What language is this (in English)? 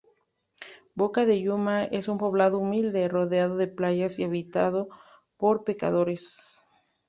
Spanish